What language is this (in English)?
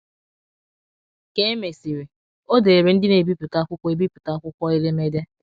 Igbo